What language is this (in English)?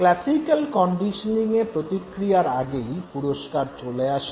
Bangla